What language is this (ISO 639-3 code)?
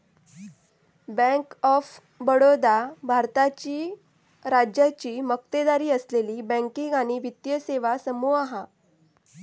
mar